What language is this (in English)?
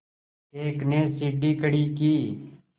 Hindi